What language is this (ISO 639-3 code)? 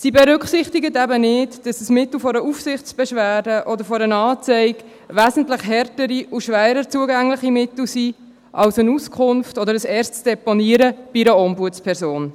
gsw